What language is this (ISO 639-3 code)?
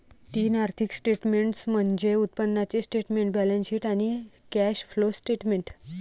mar